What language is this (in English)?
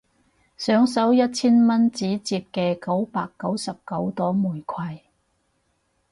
Cantonese